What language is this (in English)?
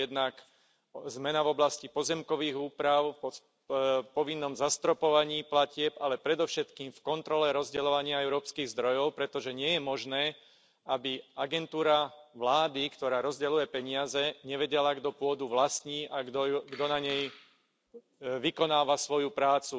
Slovak